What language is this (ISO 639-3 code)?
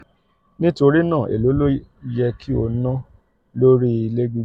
yor